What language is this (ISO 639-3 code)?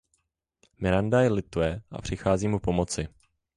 ces